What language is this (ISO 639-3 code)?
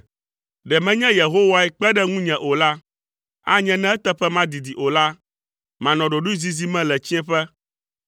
ewe